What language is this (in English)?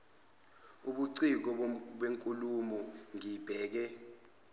Zulu